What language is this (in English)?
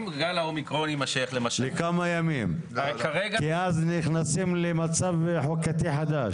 Hebrew